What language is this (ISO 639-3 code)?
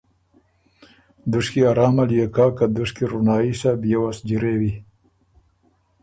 oru